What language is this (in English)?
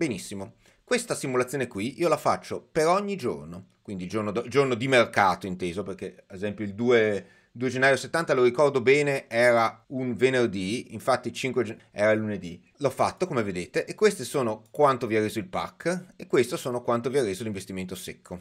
Italian